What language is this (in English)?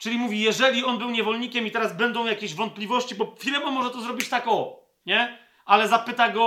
Polish